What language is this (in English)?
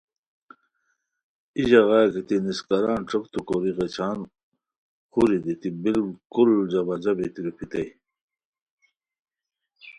Khowar